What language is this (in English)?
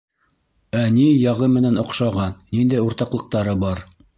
Bashkir